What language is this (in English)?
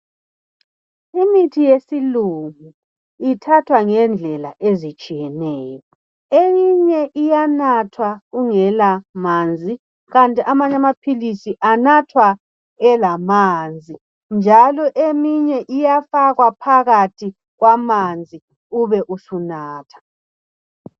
North Ndebele